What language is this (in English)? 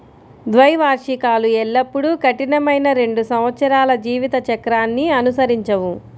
Telugu